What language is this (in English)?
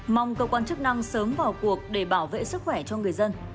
Vietnamese